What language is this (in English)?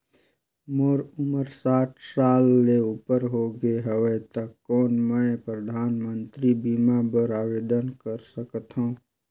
Chhattisgarhi